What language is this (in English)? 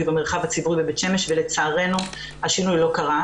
Hebrew